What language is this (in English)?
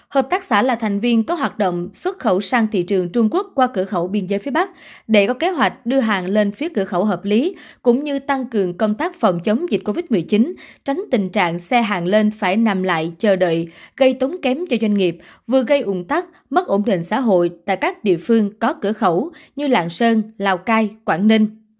Vietnamese